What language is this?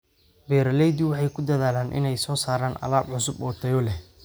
Somali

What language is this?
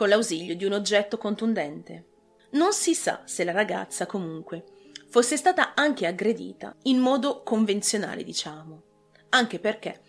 Italian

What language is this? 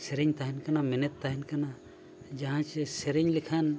Santali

